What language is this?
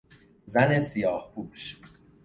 Persian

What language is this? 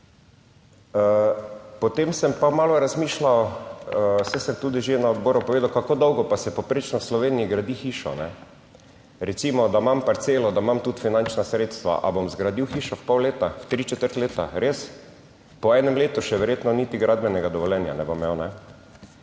Slovenian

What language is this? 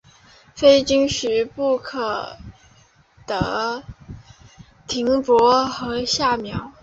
Chinese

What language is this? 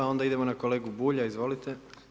Croatian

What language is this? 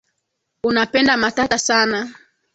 Swahili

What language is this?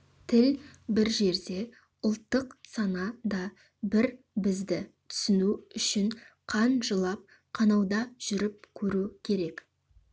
Kazakh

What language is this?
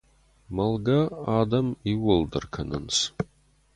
Ossetic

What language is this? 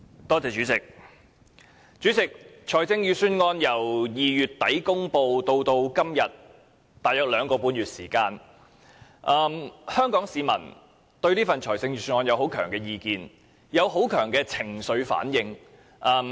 Cantonese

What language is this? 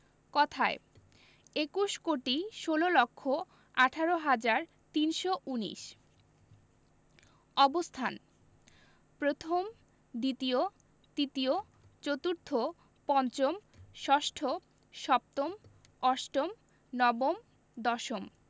Bangla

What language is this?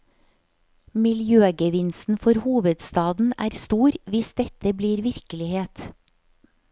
Norwegian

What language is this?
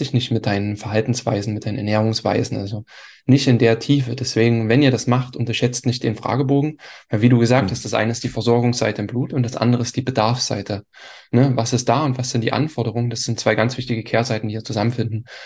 German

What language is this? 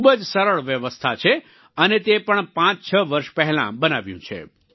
Gujarati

